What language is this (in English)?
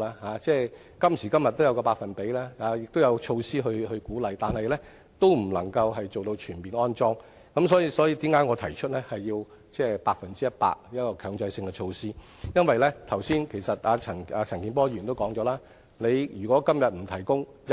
Cantonese